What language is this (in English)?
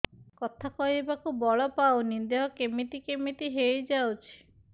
Odia